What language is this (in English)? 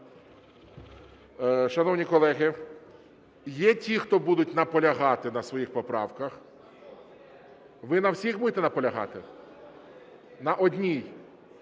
Ukrainian